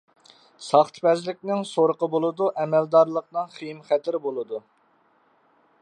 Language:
Uyghur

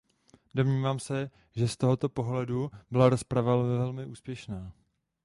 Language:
Czech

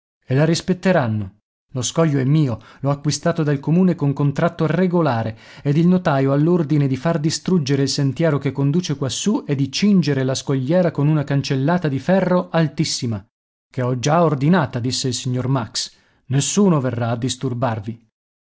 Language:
Italian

